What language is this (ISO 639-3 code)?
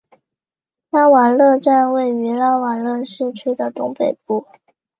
zho